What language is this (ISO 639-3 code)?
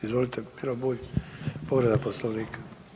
hrv